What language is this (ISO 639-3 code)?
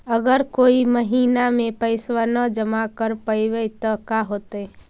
mag